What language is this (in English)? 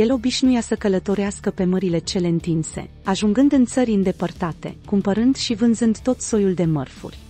Romanian